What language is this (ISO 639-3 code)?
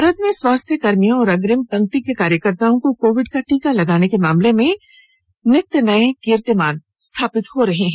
hin